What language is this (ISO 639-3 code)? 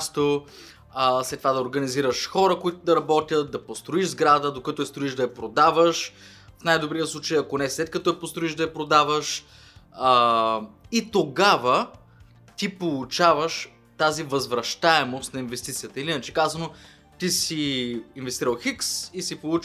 bul